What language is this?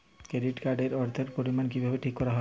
Bangla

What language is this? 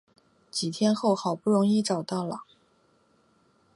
Chinese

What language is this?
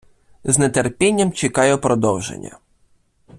Ukrainian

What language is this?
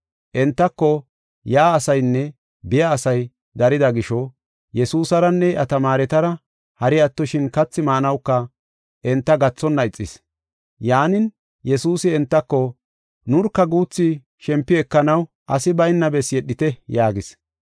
Gofa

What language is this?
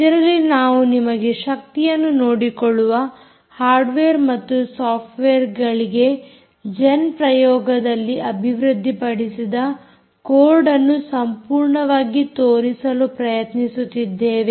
Kannada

